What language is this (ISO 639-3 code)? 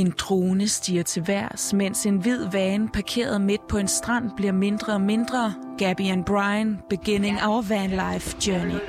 dan